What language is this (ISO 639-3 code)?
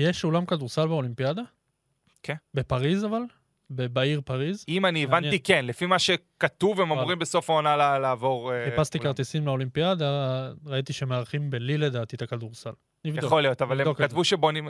heb